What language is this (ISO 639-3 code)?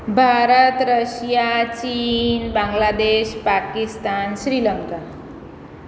guj